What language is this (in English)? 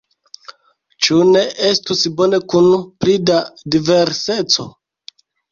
Esperanto